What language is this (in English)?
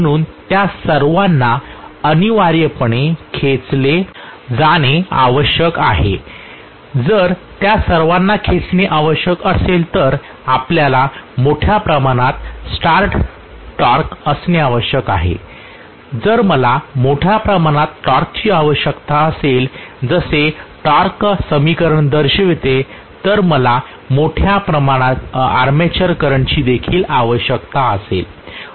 Marathi